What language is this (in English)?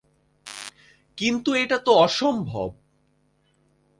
Bangla